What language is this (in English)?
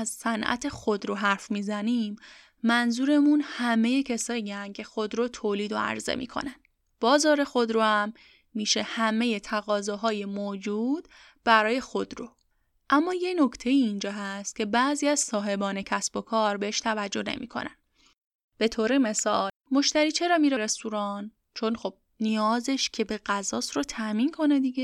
Persian